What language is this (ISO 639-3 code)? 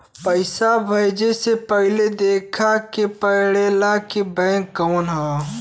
bho